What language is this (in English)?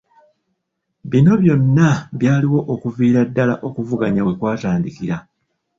Ganda